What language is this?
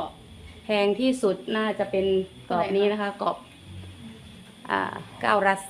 Thai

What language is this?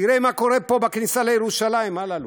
Hebrew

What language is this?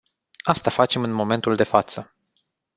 Romanian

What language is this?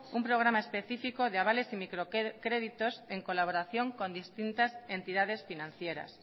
Spanish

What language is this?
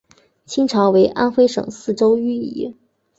Chinese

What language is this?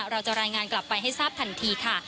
Thai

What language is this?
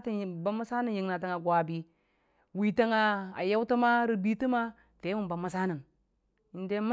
Dijim-Bwilim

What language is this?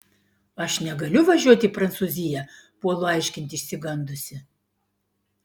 Lithuanian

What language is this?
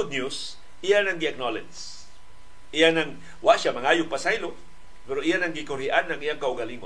Filipino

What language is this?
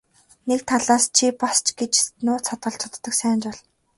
Mongolian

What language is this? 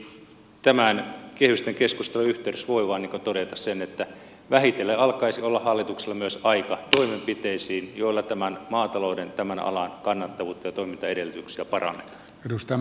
Finnish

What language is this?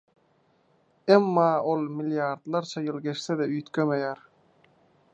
Turkmen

